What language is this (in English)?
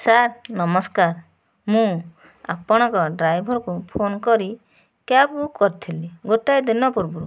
Odia